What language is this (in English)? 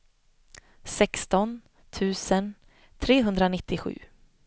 Swedish